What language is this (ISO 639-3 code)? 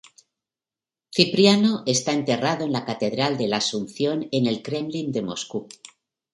spa